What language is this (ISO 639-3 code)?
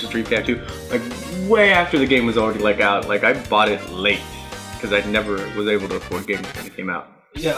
eng